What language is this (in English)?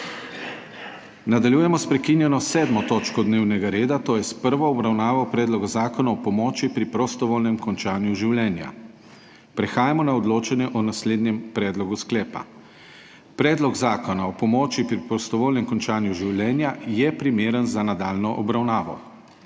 Slovenian